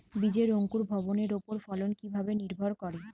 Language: Bangla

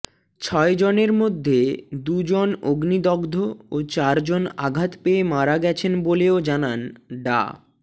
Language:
Bangla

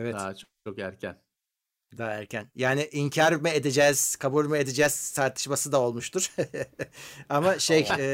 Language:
Turkish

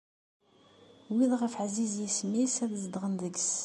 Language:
Kabyle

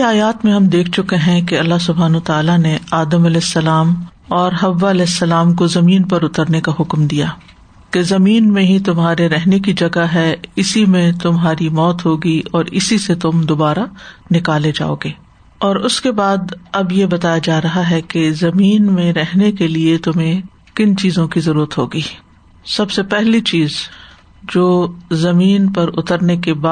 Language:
Urdu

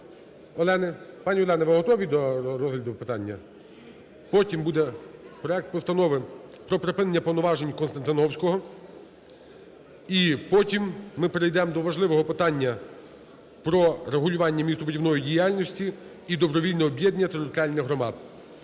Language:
Ukrainian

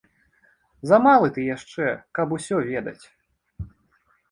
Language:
Belarusian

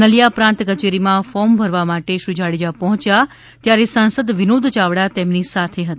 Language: Gujarati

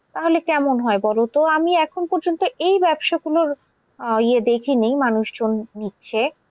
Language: Bangla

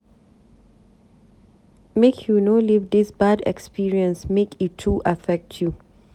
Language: Nigerian Pidgin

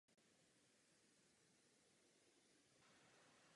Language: Czech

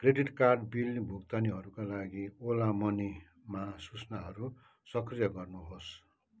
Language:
Nepali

